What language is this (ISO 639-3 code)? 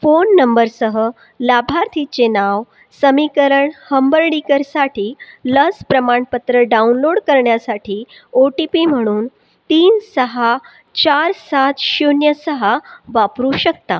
mar